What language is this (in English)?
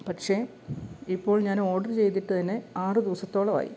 Malayalam